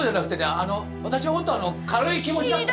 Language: Japanese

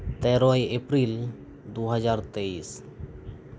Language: Santali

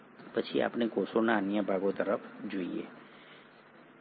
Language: Gujarati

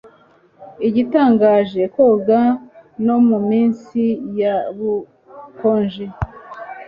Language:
Kinyarwanda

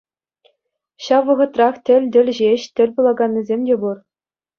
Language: Chuvash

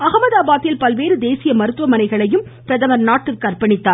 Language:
Tamil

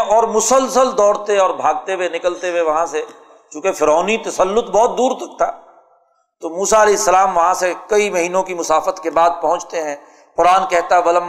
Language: Urdu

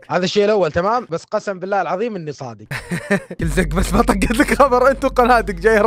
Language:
Arabic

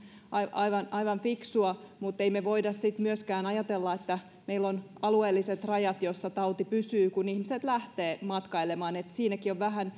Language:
Finnish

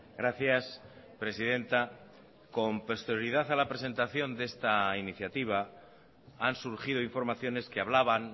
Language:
Spanish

